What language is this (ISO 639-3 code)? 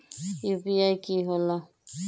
mag